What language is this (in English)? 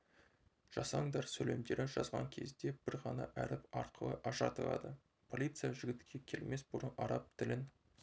Kazakh